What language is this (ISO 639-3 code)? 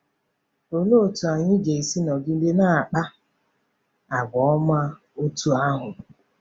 ibo